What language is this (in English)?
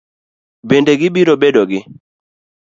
Luo (Kenya and Tanzania)